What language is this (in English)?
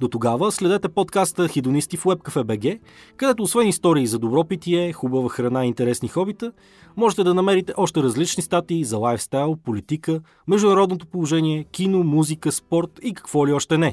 Bulgarian